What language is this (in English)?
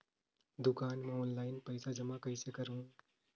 Chhattisgarhi